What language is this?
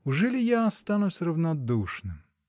Russian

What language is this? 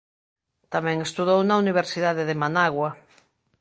Galician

